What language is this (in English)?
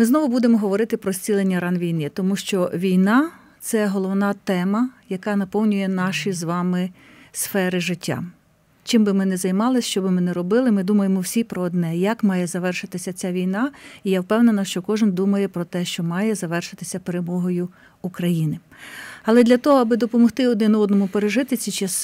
Ukrainian